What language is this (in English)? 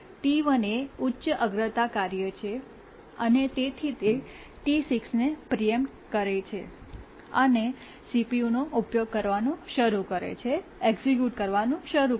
Gujarati